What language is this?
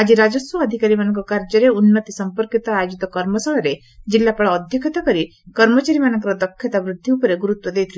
Odia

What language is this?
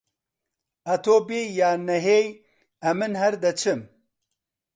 Central Kurdish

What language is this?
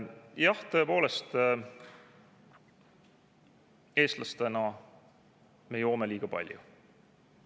Estonian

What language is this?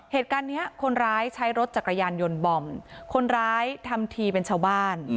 Thai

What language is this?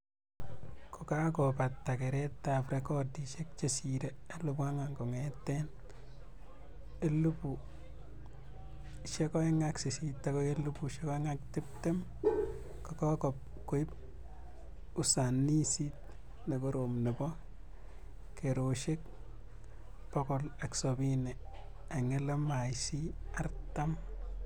Kalenjin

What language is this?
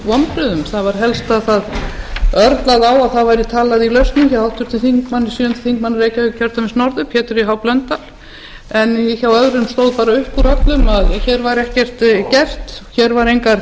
Icelandic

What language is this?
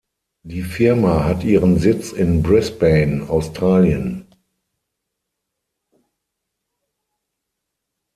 German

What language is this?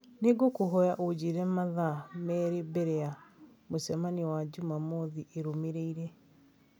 Kikuyu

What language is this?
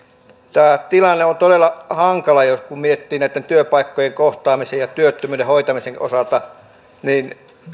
Finnish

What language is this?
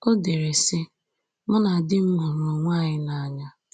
Igbo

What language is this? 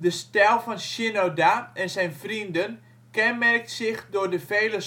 Dutch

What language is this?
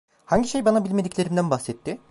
Turkish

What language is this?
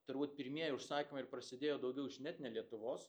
Lithuanian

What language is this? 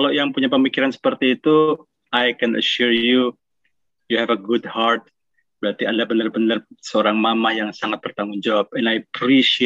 Indonesian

